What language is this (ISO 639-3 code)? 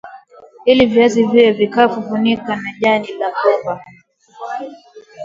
swa